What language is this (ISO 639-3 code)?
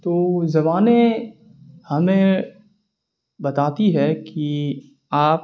urd